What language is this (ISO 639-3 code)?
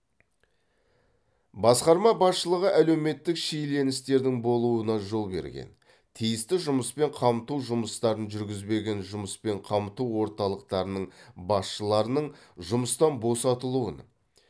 kaz